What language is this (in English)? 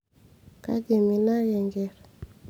Masai